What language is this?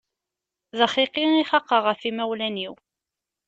Kabyle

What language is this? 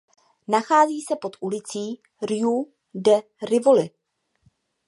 Czech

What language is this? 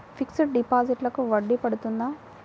Telugu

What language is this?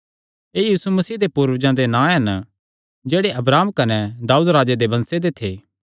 Kangri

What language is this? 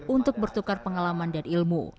Indonesian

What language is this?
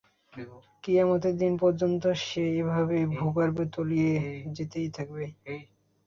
Bangla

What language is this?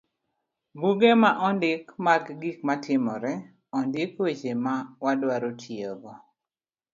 Luo (Kenya and Tanzania)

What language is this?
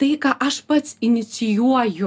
Lithuanian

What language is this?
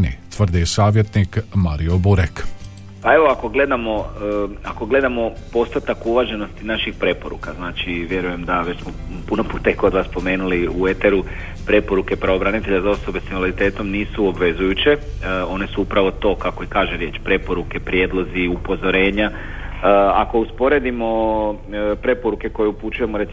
Croatian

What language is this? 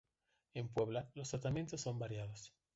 Spanish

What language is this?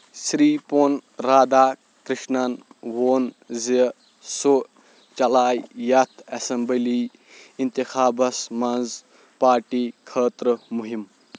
Kashmiri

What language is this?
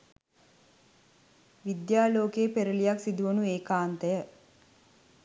Sinhala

